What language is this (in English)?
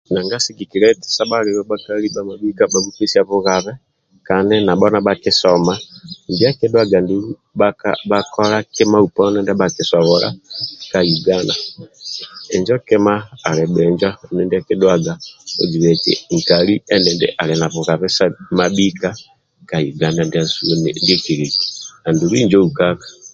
Amba (Uganda)